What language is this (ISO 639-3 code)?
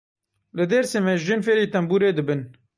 kur